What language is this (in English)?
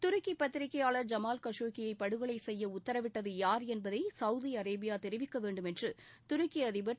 Tamil